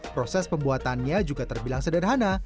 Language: Indonesian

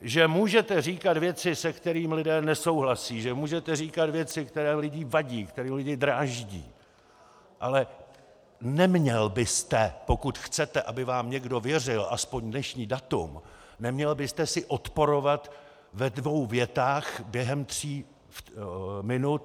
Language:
Czech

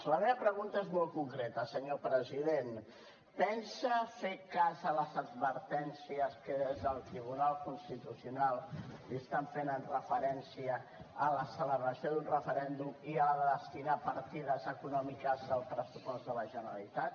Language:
Catalan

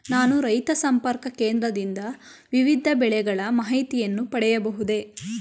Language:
Kannada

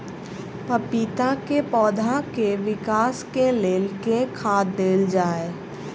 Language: Maithili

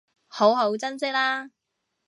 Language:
Cantonese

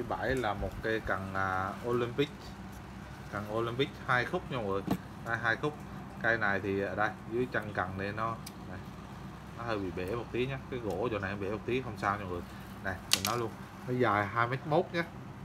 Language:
Vietnamese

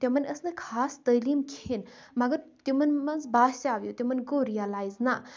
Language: Kashmiri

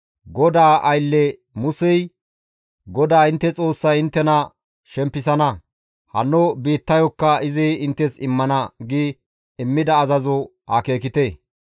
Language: Gamo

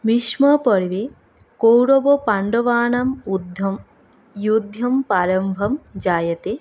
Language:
Sanskrit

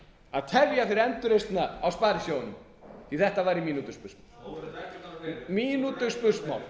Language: Icelandic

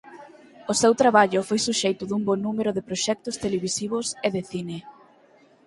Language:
Galician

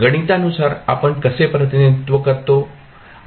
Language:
Marathi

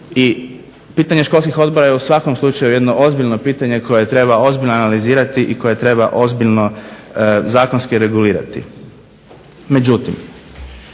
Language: Croatian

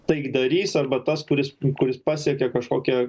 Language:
Lithuanian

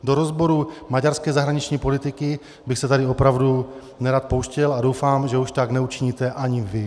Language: Czech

